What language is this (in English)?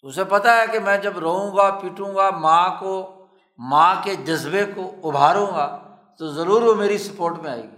Urdu